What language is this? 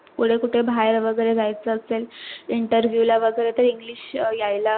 Marathi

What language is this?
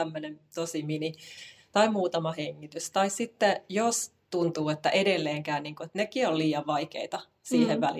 Finnish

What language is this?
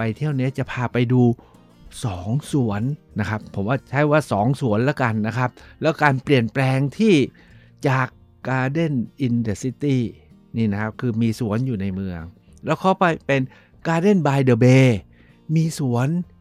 Thai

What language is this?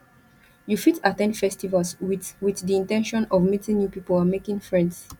Nigerian Pidgin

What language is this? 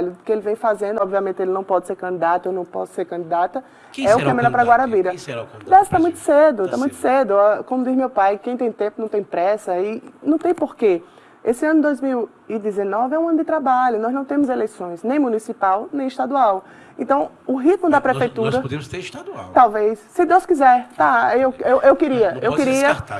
Portuguese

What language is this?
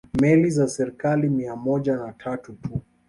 Swahili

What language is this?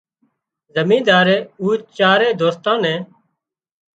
Wadiyara Koli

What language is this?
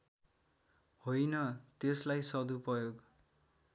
Nepali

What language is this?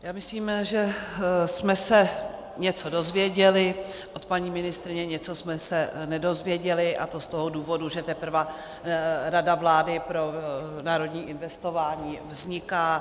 Czech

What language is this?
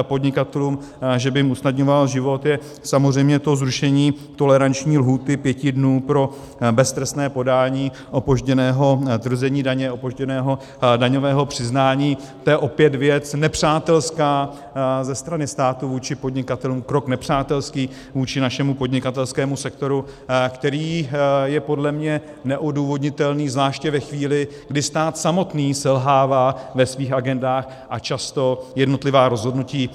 Czech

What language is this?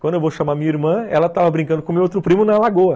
Portuguese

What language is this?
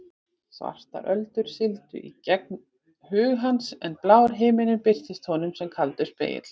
Icelandic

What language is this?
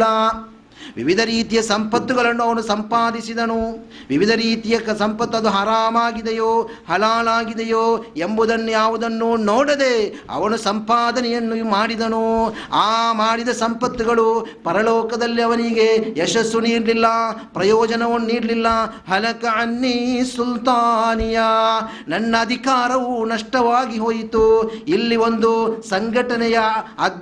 Kannada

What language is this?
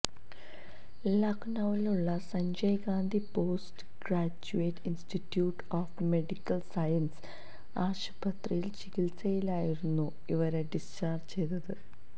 Malayalam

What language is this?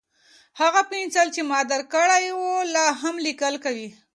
Pashto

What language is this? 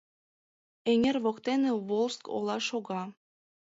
Mari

